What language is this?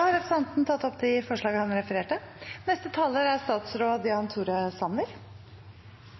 Norwegian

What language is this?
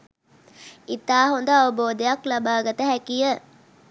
Sinhala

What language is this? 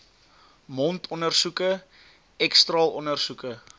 Afrikaans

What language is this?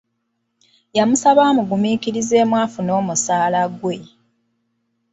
Ganda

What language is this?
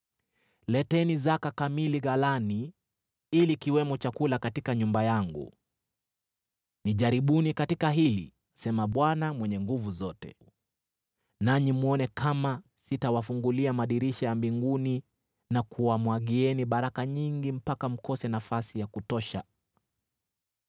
Swahili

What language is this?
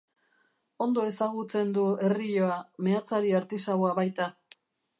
Basque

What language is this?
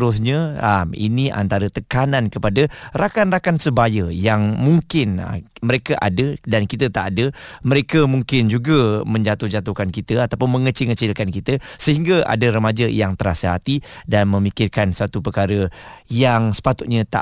Malay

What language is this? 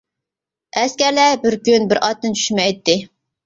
Uyghur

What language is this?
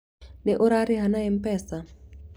Kikuyu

